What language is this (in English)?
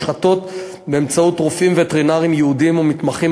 Hebrew